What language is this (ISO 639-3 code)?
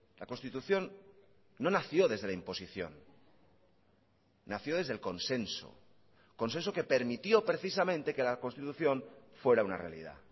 spa